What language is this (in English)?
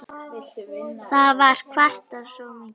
Icelandic